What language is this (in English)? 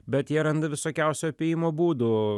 Lithuanian